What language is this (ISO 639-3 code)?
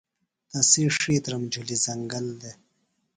phl